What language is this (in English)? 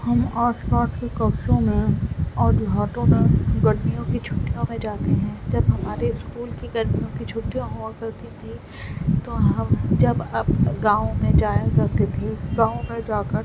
Urdu